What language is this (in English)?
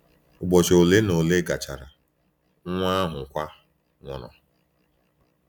Igbo